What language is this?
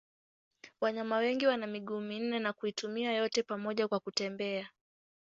Swahili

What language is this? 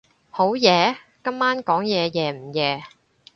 Cantonese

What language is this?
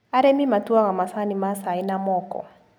Kikuyu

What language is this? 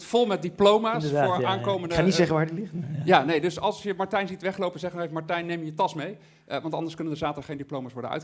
Dutch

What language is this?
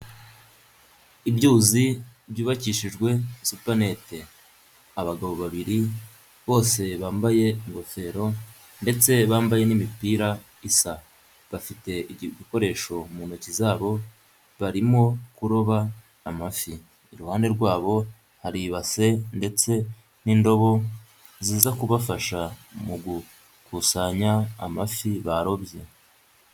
Kinyarwanda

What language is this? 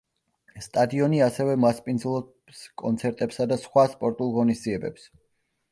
Georgian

